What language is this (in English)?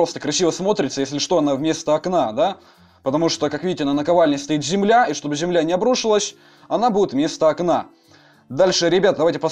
Russian